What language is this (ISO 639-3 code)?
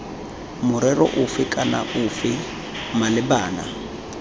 tsn